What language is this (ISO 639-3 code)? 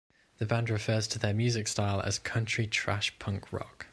eng